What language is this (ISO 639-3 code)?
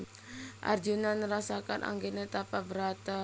jav